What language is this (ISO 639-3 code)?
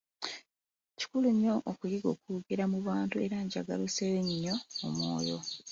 lug